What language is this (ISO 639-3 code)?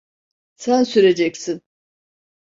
tur